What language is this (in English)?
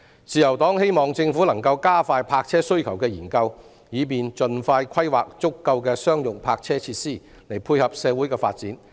Cantonese